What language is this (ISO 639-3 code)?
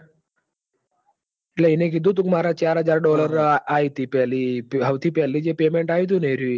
guj